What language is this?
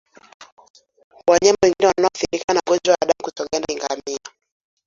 Swahili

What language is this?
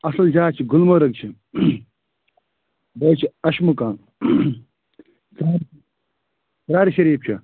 Kashmiri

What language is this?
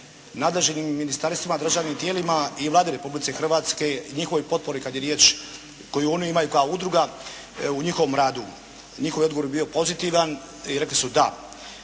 Croatian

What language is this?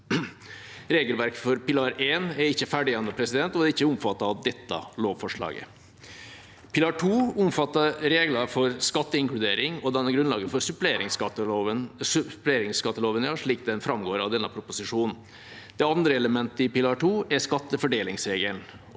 Norwegian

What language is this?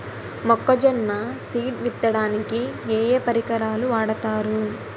Telugu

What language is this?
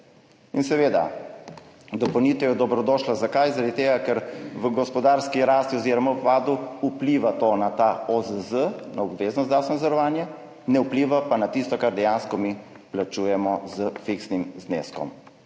Slovenian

